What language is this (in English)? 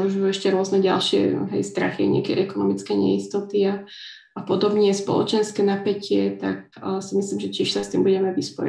Slovak